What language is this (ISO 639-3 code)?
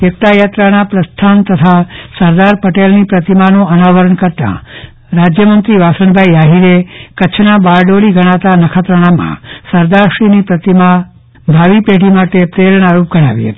guj